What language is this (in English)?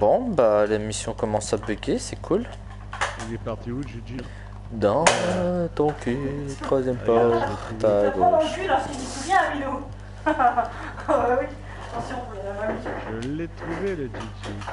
French